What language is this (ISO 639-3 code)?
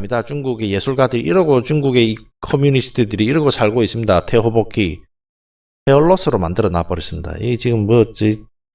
kor